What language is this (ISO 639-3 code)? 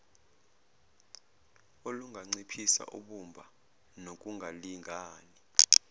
zul